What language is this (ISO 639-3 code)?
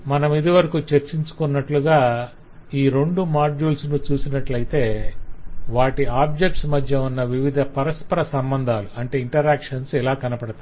tel